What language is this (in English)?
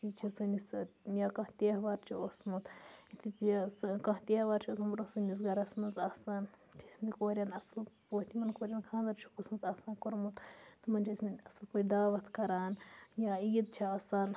Kashmiri